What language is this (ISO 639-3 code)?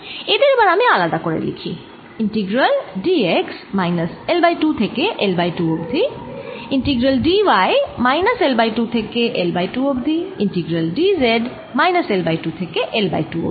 ben